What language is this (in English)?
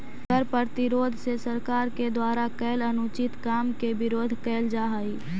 Magahi